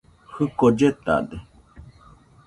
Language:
Nüpode Huitoto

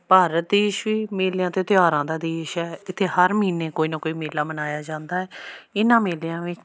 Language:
Punjabi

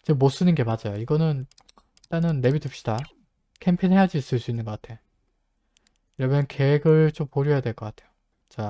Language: Korean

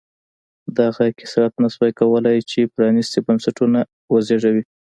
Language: Pashto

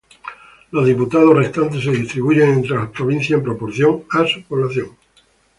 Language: Spanish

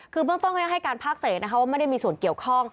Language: Thai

